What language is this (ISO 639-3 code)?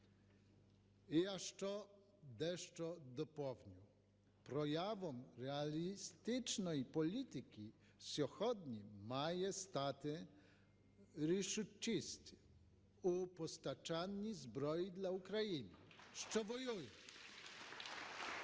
ukr